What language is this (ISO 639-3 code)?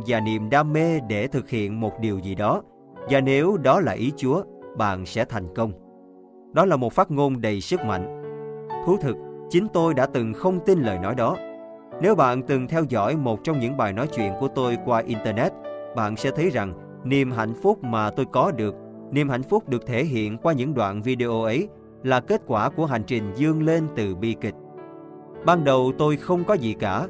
vie